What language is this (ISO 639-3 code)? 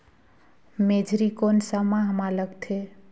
hne